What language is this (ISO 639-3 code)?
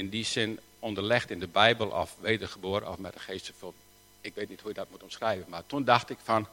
nld